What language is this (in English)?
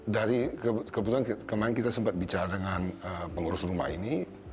Indonesian